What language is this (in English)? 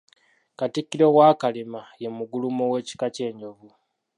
Ganda